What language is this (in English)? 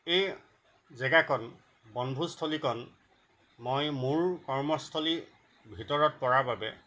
Assamese